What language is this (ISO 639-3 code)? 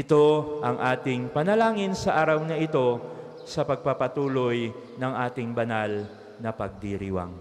fil